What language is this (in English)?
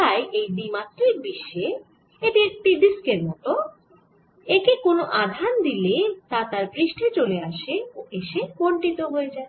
Bangla